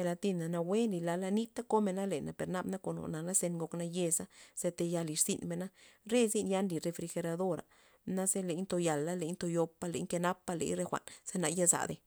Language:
Loxicha Zapotec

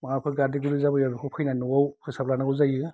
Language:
Bodo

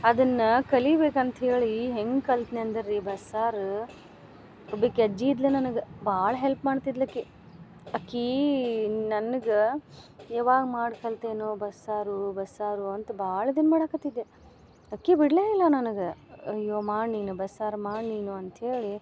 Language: Kannada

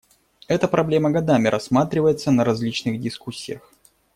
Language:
Russian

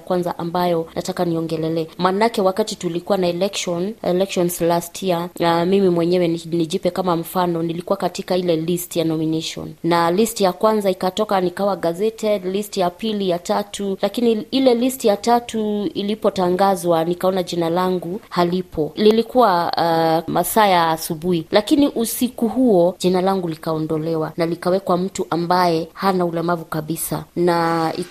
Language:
Swahili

